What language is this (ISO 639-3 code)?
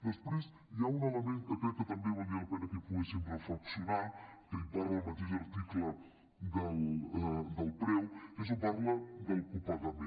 cat